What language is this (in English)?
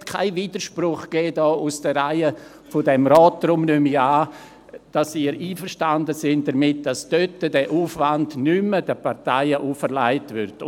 Swiss German